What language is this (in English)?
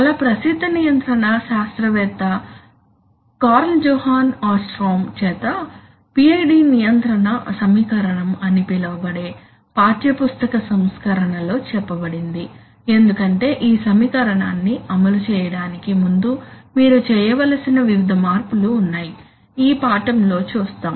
Telugu